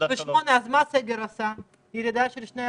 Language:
Hebrew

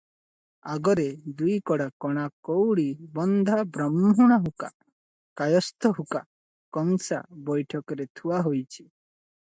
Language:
Odia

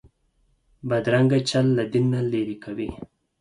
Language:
Pashto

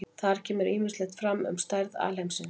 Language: Icelandic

